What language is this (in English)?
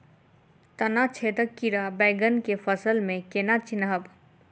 Maithili